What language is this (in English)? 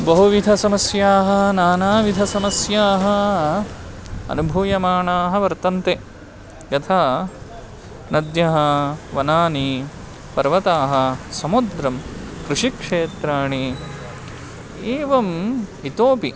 Sanskrit